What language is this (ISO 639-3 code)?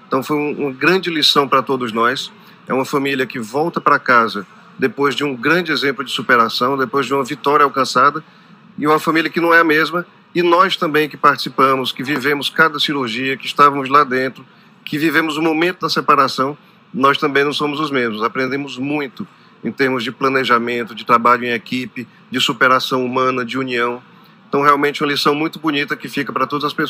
por